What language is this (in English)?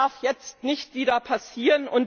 German